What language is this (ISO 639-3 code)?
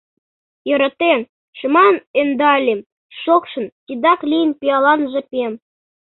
chm